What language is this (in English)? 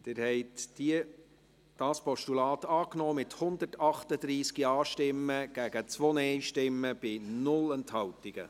Swiss German